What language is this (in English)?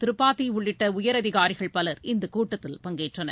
Tamil